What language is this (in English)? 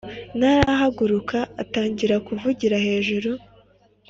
Kinyarwanda